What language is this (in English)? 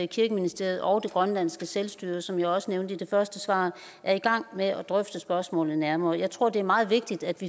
Danish